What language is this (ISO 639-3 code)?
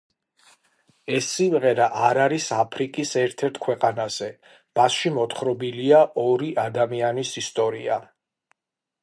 kat